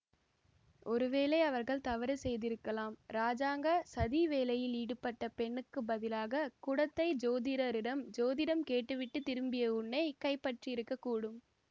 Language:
Tamil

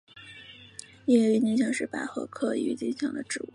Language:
Chinese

